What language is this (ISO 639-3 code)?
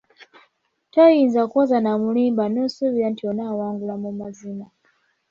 lug